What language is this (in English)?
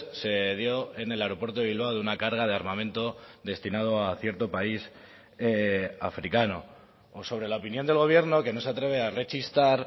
Spanish